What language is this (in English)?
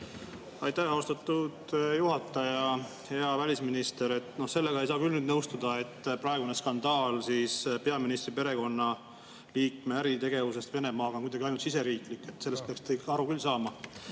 Estonian